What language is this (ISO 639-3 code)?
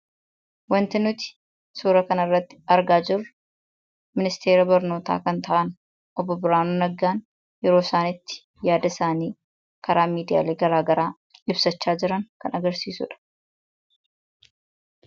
orm